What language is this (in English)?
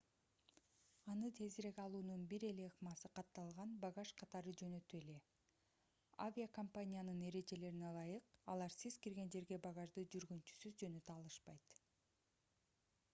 Kyrgyz